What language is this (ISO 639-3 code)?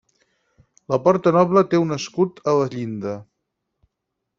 cat